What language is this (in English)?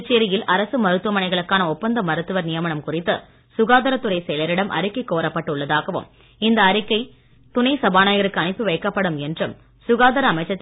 Tamil